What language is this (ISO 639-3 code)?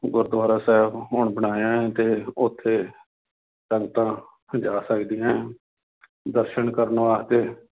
pan